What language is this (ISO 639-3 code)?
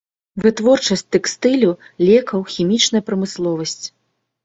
bel